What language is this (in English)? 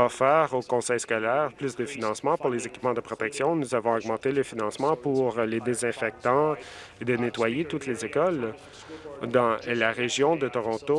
French